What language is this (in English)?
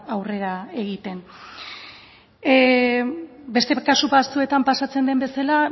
Basque